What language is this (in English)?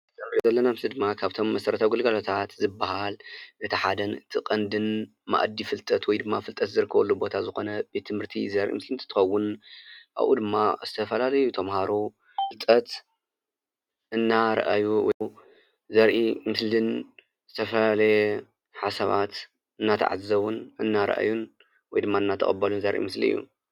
Tigrinya